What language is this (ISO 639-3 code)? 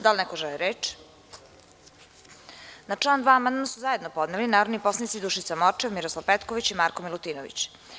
srp